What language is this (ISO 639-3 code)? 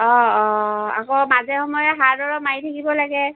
asm